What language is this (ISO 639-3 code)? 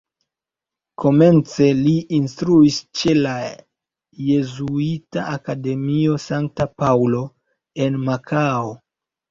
epo